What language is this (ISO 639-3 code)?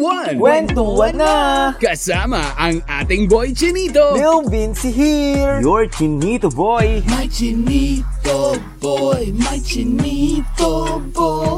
fil